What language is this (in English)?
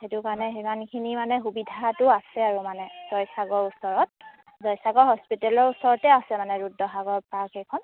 Assamese